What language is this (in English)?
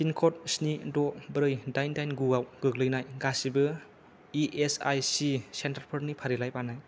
Bodo